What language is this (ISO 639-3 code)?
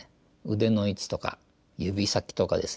jpn